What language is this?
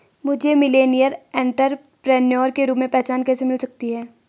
Hindi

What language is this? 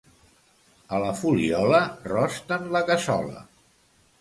Catalan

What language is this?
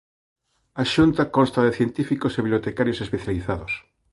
Galician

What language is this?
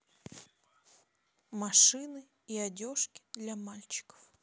Russian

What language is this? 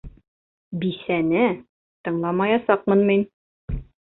Bashkir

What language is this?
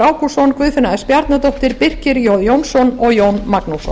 Icelandic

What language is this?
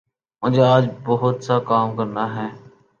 Urdu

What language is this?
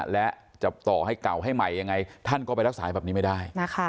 Thai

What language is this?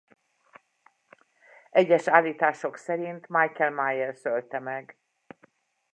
Hungarian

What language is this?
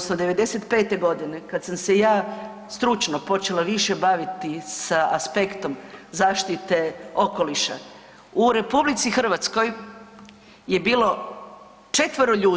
Croatian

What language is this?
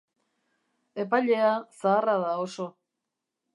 Basque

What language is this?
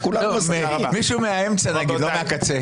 Hebrew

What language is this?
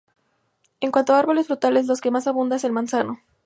Spanish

